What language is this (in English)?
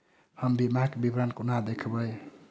Maithili